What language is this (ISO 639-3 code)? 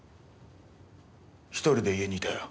jpn